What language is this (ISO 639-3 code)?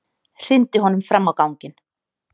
isl